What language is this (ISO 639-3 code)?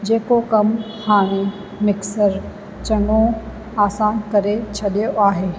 snd